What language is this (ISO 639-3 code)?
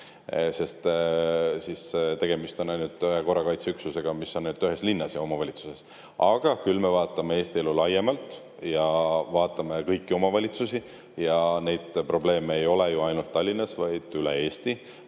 est